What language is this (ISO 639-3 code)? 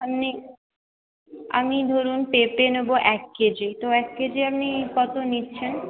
ben